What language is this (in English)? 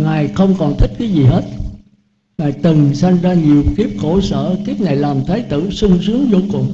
Vietnamese